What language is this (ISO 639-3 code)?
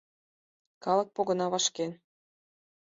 chm